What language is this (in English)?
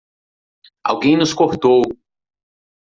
Portuguese